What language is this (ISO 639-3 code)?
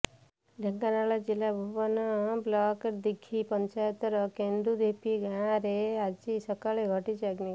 ori